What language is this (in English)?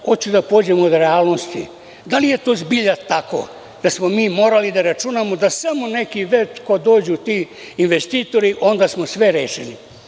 Serbian